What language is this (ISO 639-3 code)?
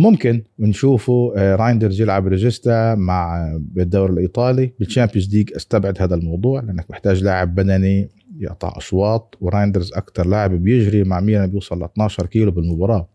ara